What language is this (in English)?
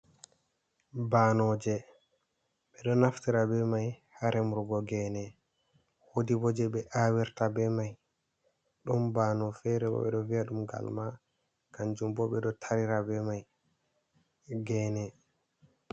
Fula